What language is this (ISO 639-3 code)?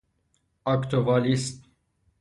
fas